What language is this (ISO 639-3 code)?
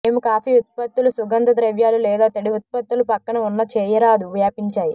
tel